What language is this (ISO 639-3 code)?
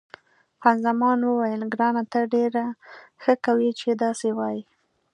pus